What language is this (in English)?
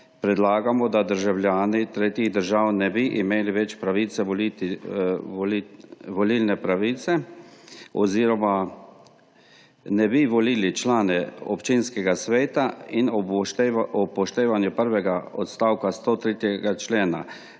Slovenian